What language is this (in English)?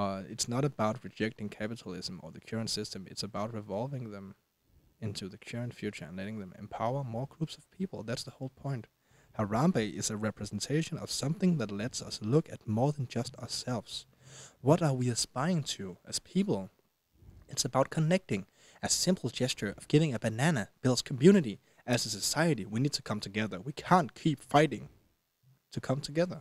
Danish